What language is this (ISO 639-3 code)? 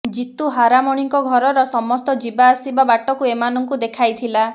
ori